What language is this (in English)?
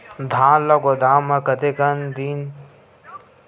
Chhattisgarhi